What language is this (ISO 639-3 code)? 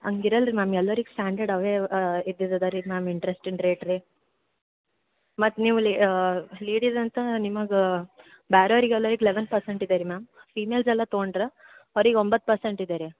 kan